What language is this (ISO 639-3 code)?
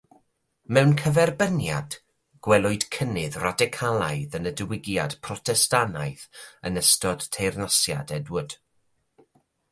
cym